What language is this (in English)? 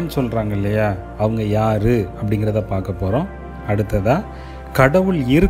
Tamil